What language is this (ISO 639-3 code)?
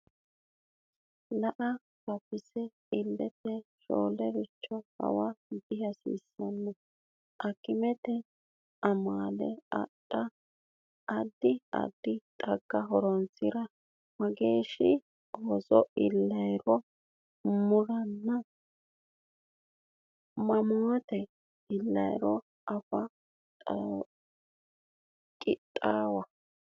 sid